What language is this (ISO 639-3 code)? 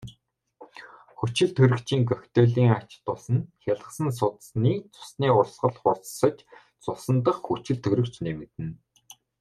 mon